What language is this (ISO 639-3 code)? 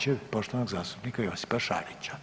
hrv